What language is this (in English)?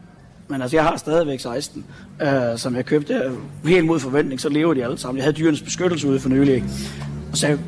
Danish